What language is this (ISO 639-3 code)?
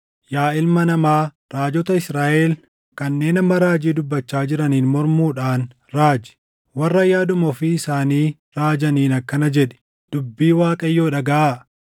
orm